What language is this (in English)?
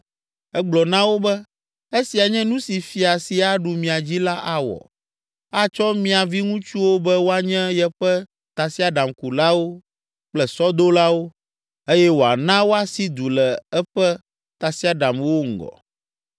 Ewe